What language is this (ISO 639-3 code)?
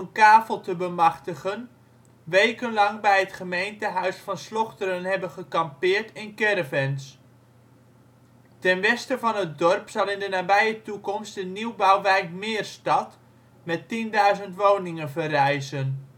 nld